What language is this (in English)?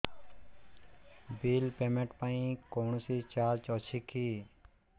Odia